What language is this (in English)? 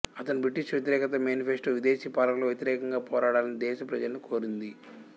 Telugu